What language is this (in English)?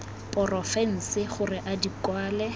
Tswana